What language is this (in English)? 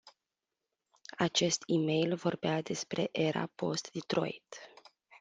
Romanian